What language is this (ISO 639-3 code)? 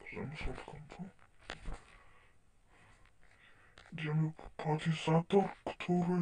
pol